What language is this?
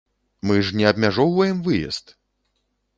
Belarusian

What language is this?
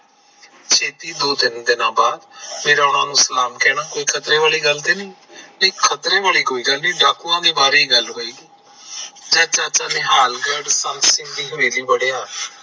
Punjabi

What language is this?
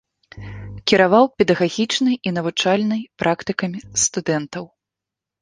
Belarusian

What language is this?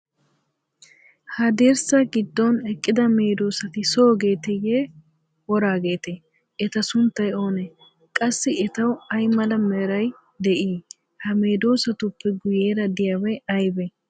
Wolaytta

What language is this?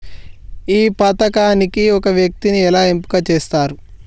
Telugu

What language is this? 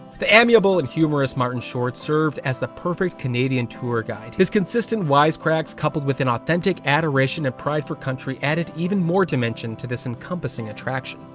English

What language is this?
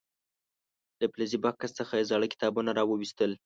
Pashto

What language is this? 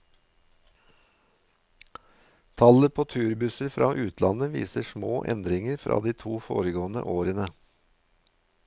Norwegian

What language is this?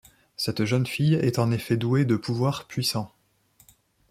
French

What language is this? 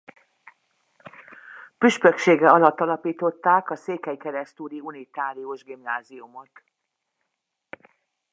Hungarian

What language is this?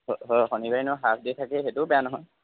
Assamese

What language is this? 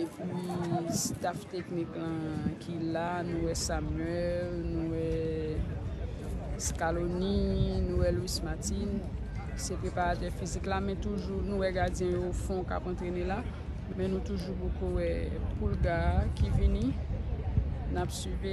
French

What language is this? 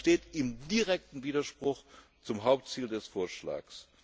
German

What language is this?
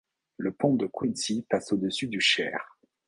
French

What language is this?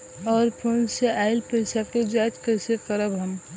Bhojpuri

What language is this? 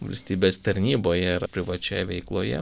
Lithuanian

